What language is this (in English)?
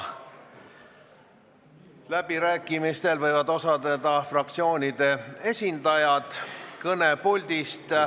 Estonian